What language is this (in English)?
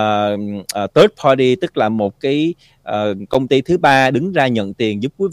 Vietnamese